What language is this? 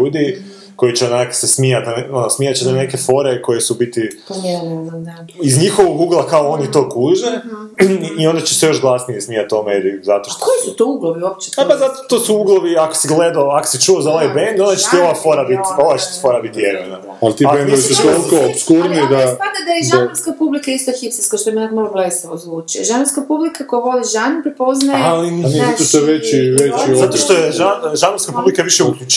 Croatian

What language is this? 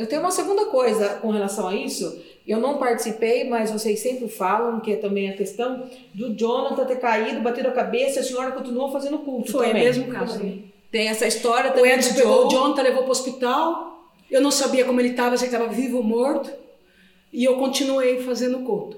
Portuguese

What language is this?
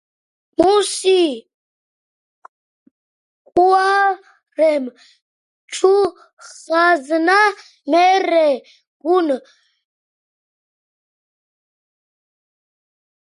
Georgian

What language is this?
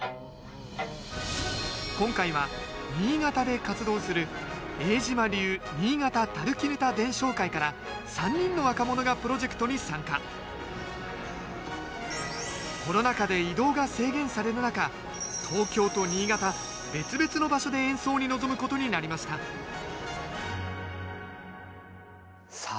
Japanese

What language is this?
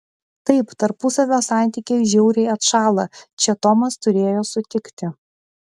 Lithuanian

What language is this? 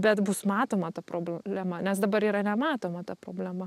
Lithuanian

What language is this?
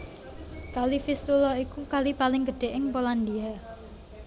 Javanese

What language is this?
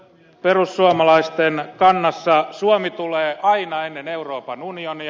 Finnish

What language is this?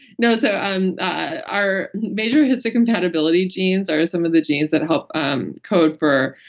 English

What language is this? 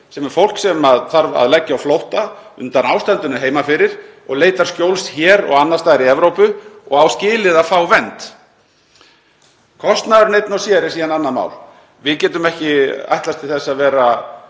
Icelandic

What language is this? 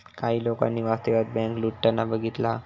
Marathi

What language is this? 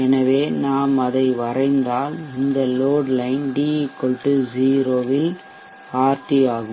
Tamil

